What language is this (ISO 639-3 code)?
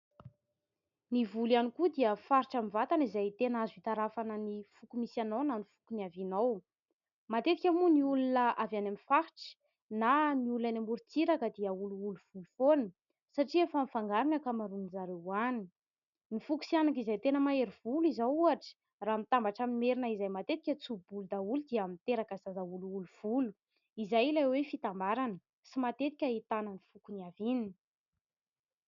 mlg